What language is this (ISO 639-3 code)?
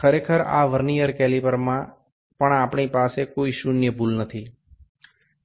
guj